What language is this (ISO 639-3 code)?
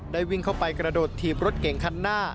tha